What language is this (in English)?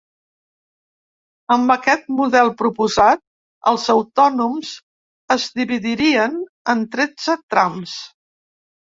Catalan